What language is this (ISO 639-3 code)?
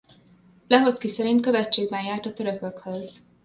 hun